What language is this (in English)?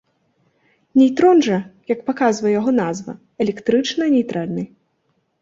Belarusian